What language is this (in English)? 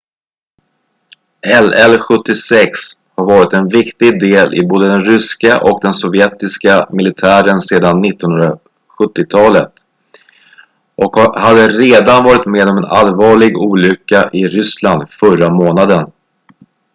Swedish